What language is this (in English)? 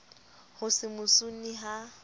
Southern Sotho